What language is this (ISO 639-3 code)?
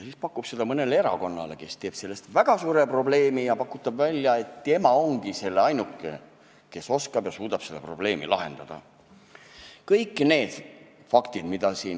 est